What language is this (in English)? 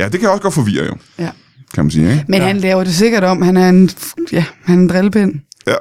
Danish